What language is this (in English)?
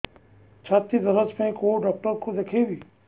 Odia